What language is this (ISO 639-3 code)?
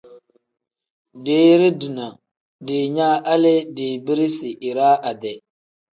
kdh